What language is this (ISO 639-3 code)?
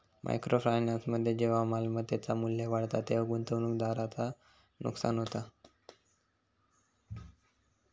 mar